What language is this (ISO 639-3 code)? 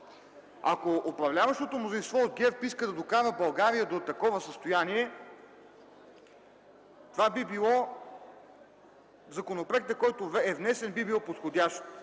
bul